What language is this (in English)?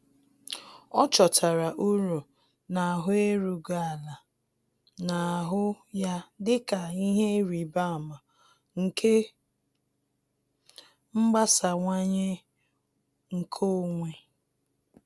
Igbo